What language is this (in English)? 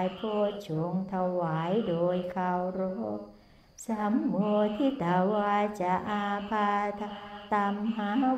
Thai